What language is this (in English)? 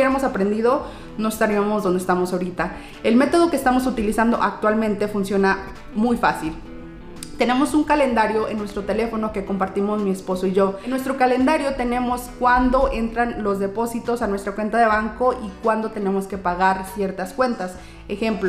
Spanish